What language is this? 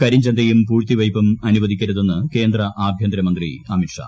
Malayalam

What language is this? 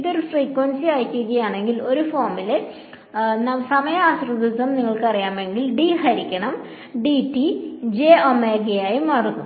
Malayalam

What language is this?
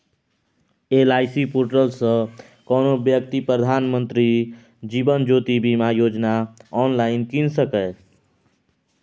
Maithili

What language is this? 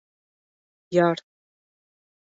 Bashkir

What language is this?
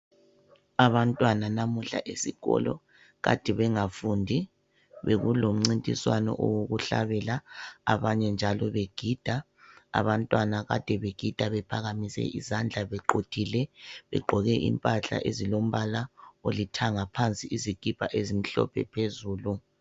North Ndebele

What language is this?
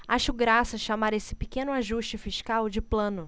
Portuguese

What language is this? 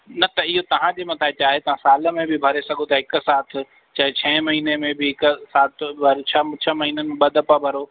Sindhi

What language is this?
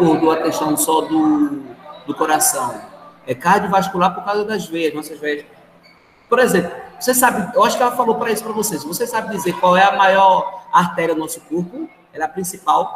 Portuguese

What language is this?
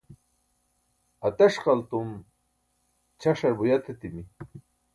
Burushaski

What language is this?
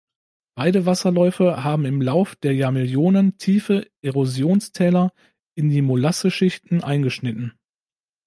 German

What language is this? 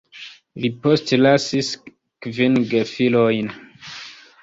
Esperanto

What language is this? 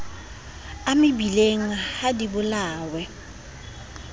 Southern Sotho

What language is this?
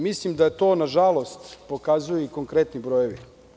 Serbian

